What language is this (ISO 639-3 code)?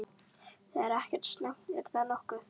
isl